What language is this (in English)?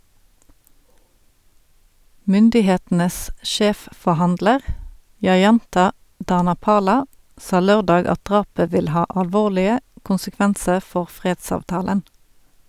Norwegian